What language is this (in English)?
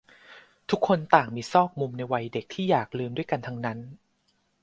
Thai